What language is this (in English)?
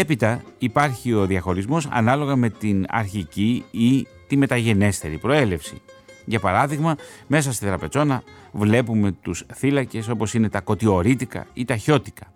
Greek